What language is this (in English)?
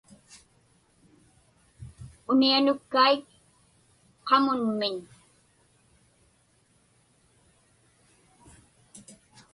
Inupiaq